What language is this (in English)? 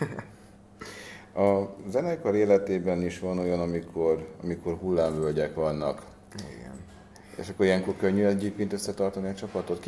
Hungarian